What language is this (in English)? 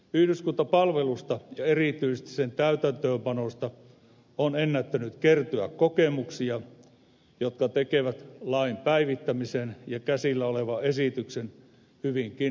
Finnish